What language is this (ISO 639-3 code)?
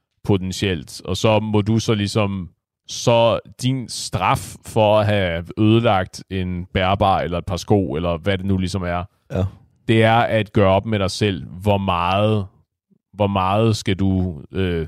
dan